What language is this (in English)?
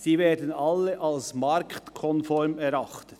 Swiss German